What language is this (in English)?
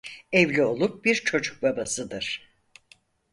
Turkish